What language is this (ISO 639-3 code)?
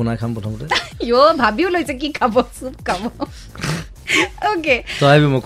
hin